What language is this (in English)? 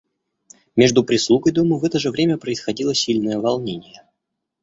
Russian